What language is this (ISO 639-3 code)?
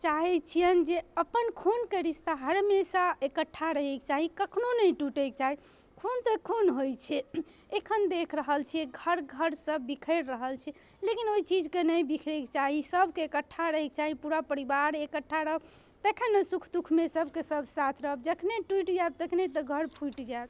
mai